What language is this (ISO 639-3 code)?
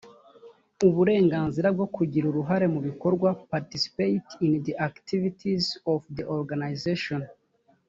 kin